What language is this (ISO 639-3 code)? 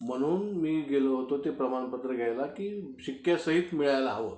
mar